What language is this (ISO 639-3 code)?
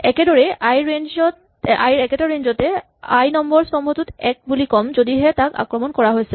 asm